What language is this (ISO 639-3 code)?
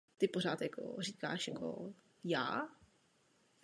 ces